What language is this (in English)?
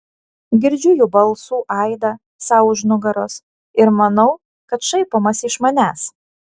Lithuanian